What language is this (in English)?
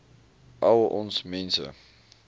Afrikaans